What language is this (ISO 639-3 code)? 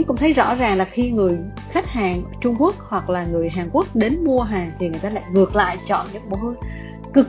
vie